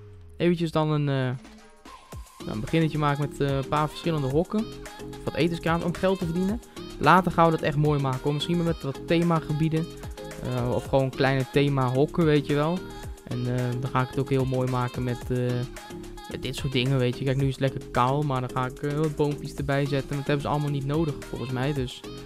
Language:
Dutch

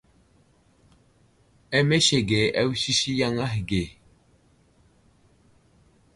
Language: Wuzlam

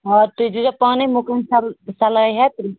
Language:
Kashmiri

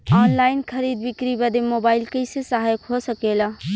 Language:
Bhojpuri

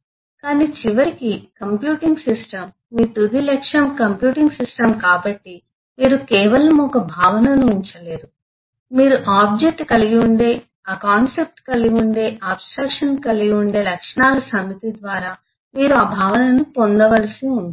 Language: Telugu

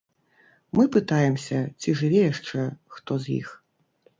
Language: Belarusian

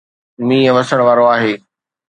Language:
Sindhi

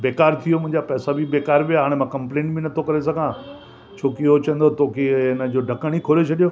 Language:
Sindhi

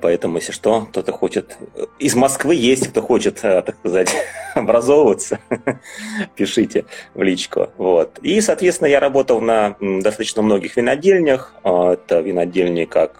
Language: Russian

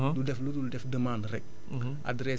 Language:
Wolof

